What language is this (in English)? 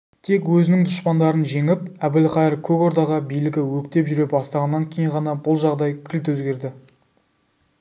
Kazakh